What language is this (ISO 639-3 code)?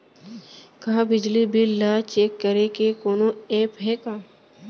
hne